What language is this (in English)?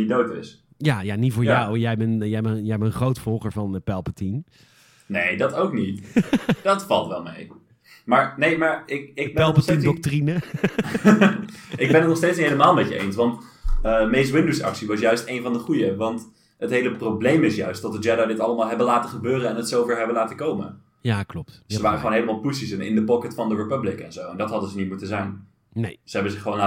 Dutch